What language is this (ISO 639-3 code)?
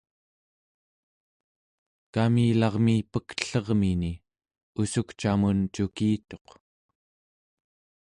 esu